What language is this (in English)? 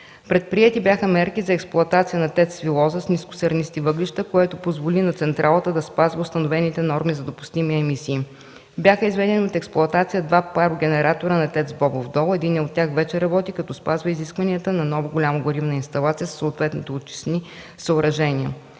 Bulgarian